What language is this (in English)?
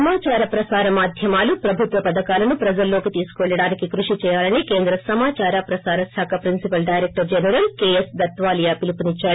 Telugu